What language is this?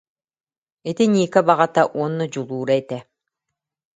Yakut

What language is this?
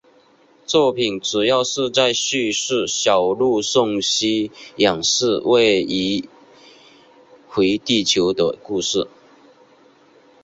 Chinese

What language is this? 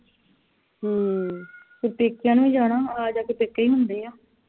Punjabi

